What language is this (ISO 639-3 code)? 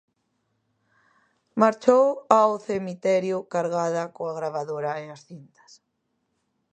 glg